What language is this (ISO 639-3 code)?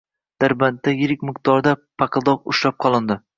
uzb